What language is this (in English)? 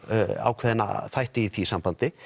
Icelandic